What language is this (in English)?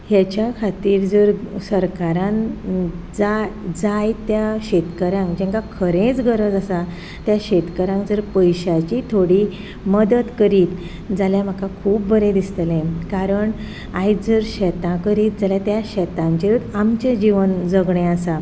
Konkani